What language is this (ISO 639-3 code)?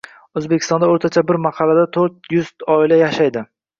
uzb